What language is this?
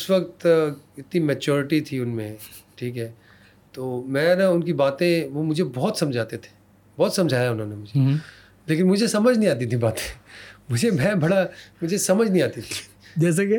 Urdu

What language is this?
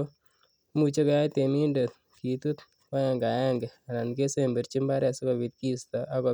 Kalenjin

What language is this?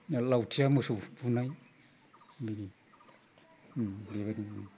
Bodo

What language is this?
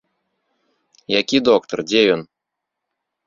Belarusian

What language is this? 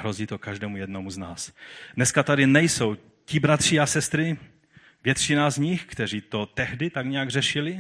Czech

